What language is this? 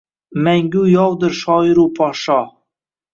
Uzbek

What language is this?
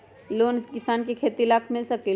Magahi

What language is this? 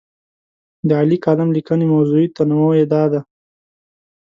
Pashto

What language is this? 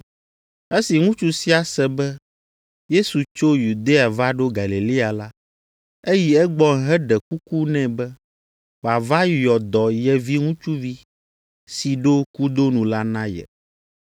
Ewe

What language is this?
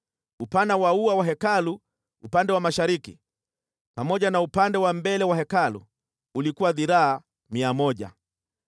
Swahili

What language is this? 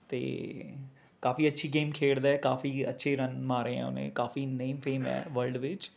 Punjabi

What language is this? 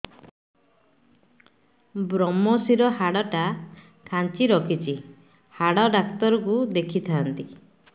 Odia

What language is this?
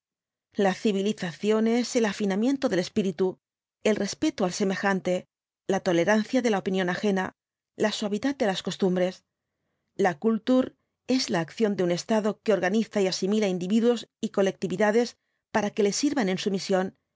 Spanish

